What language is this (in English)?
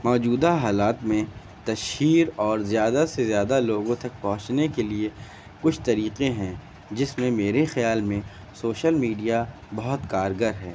Urdu